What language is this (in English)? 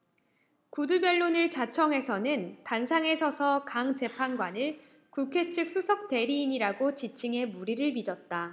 Korean